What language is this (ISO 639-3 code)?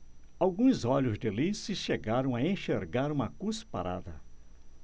por